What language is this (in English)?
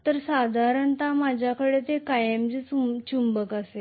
Marathi